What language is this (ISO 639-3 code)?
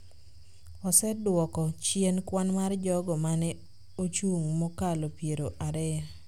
luo